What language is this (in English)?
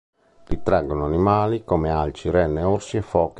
Italian